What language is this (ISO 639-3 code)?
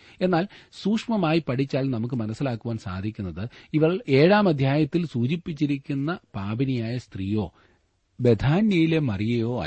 mal